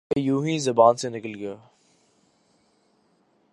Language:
Urdu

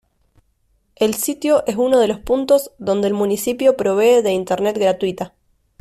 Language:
Spanish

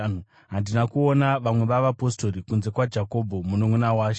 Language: Shona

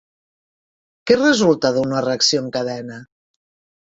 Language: Catalan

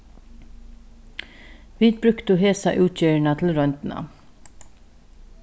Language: Faroese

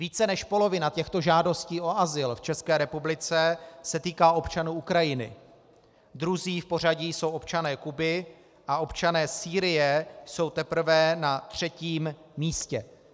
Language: Czech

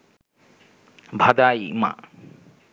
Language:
Bangla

